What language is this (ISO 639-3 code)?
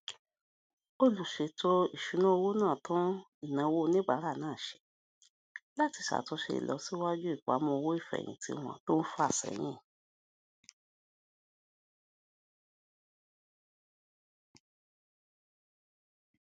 yor